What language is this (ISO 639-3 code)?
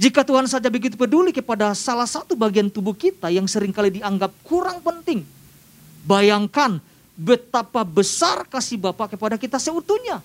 ind